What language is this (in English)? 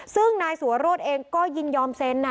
Thai